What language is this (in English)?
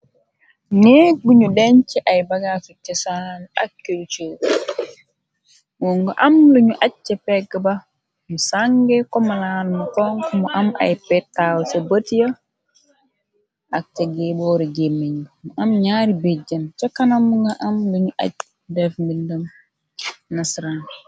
Wolof